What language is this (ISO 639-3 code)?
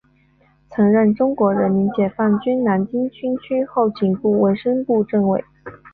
zho